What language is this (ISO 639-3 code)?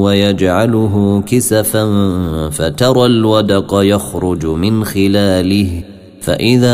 ara